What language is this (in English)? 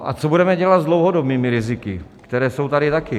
Czech